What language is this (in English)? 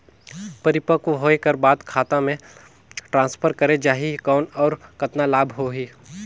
Chhattisgarhi